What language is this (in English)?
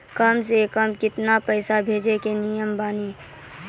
Maithili